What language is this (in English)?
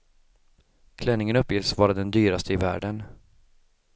Swedish